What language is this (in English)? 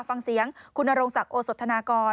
Thai